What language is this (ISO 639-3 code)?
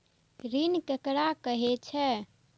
mai